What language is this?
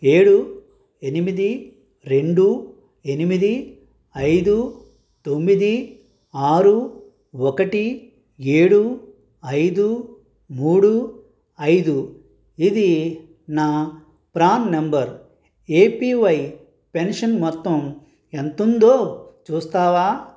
Telugu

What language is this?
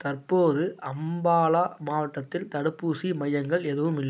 Tamil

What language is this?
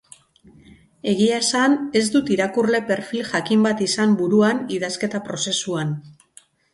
Basque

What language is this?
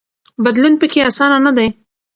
Pashto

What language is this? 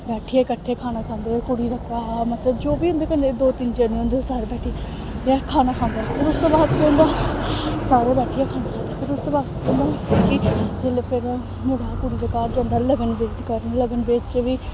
Dogri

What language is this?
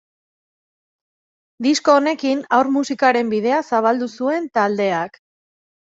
Basque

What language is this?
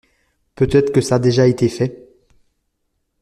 French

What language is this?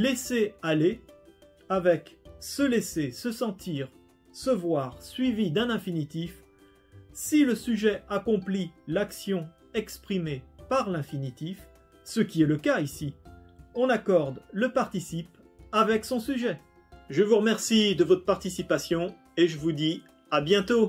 French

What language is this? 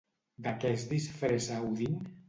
Catalan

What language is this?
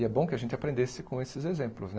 Portuguese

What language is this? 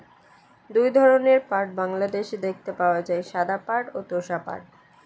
Bangla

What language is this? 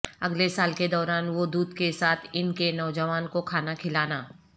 Urdu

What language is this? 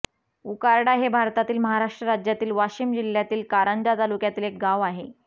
Marathi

